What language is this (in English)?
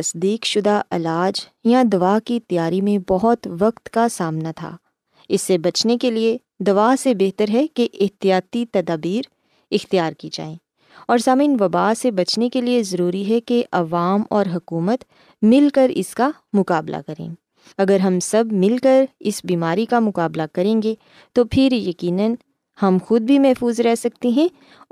Urdu